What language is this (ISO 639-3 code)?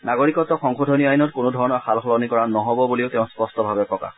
asm